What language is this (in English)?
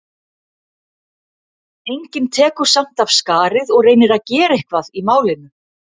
Icelandic